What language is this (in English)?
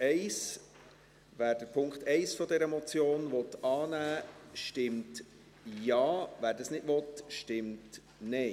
Swiss German